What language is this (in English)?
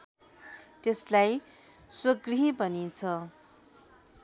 Nepali